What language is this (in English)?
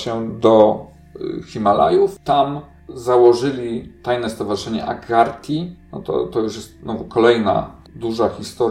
Polish